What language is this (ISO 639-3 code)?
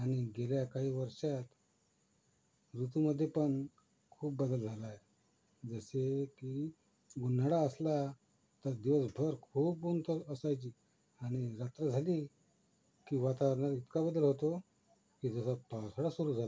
mar